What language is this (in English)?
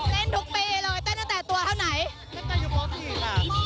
Thai